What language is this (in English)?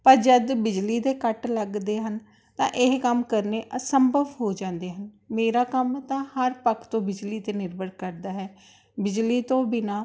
Punjabi